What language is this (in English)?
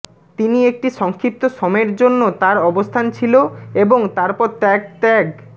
Bangla